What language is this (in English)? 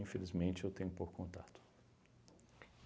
Portuguese